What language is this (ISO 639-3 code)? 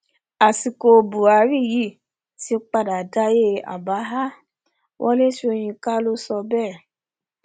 yor